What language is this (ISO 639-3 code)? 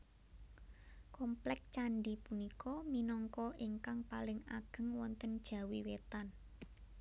jav